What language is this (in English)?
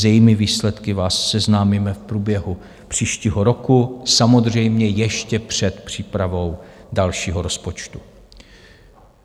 Czech